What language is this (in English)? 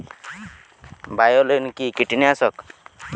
Bangla